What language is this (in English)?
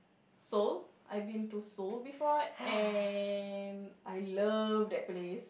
English